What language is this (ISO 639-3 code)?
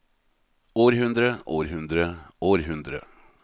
nor